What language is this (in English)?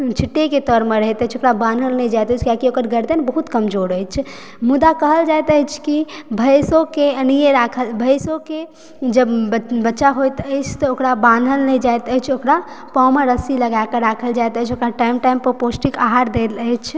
Maithili